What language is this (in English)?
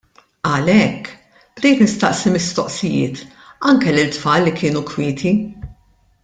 Maltese